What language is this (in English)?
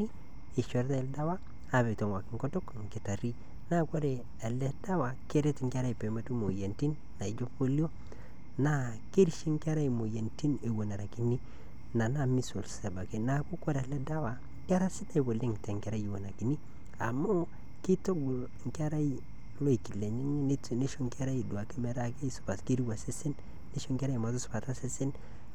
Masai